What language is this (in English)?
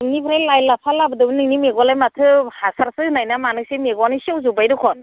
Bodo